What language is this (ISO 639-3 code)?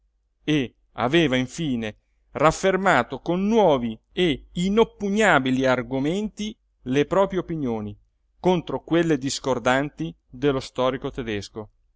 ita